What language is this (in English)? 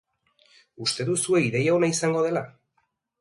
Basque